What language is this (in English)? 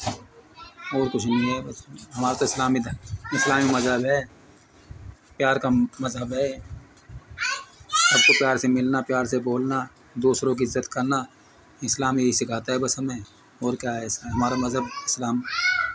Urdu